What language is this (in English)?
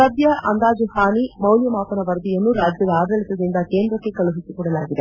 Kannada